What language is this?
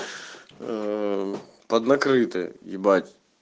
Russian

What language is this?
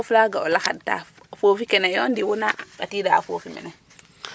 Serer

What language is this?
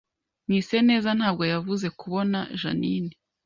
Kinyarwanda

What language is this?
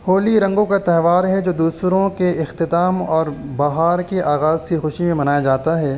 Urdu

